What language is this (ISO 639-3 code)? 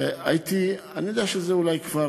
heb